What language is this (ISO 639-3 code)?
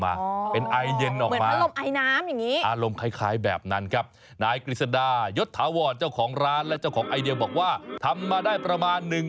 tha